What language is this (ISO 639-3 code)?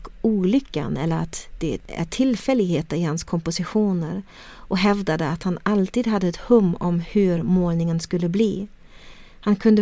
swe